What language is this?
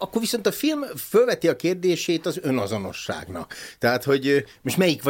Hungarian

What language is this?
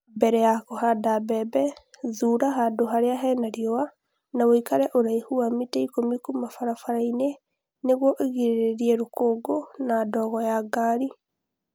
Kikuyu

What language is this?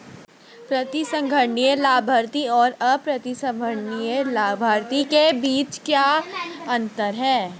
Hindi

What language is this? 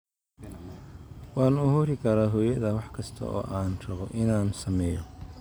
Somali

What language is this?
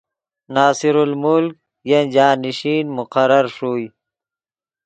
Yidgha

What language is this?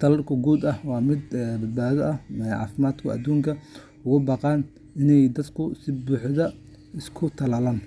Somali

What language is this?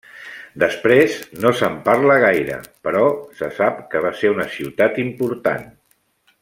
Catalan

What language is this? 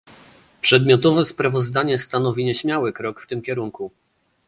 Polish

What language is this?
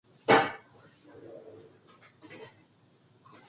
Korean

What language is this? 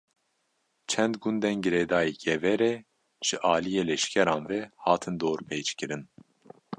Kurdish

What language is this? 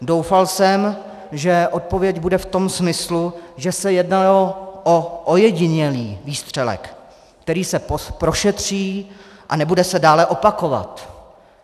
Czech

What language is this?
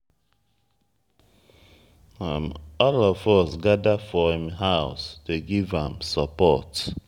Nigerian Pidgin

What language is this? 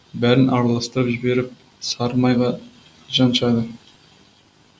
Kazakh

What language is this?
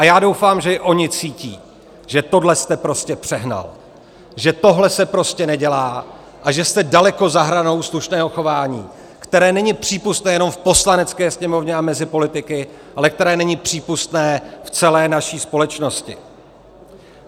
Czech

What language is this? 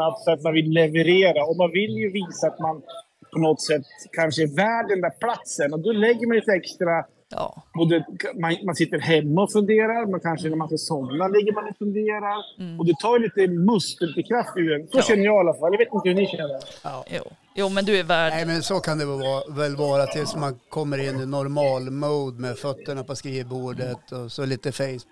Swedish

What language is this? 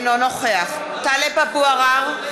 Hebrew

